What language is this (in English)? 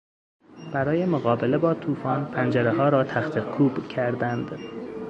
Persian